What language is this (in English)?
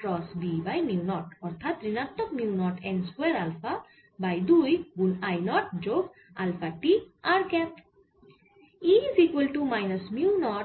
Bangla